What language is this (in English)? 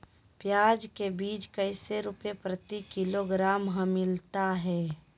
Magahi